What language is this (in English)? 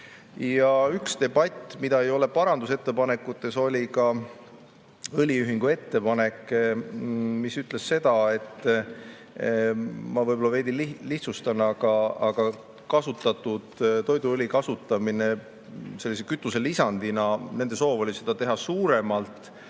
Estonian